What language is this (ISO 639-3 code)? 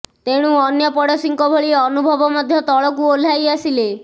ori